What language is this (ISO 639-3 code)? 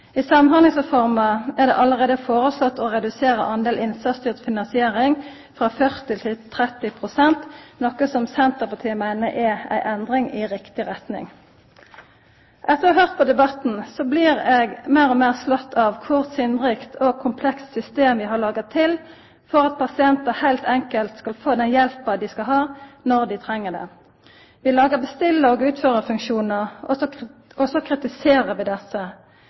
nno